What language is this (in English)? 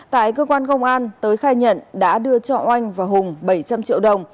Vietnamese